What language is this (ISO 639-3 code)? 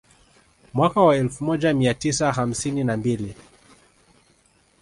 swa